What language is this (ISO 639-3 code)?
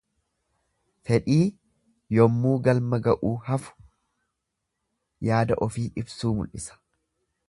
orm